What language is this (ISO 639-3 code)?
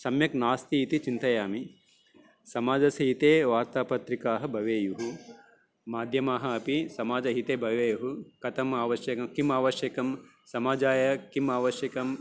san